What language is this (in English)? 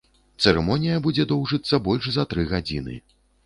Belarusian